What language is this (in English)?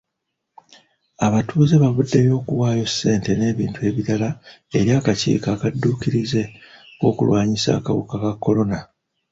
Ganda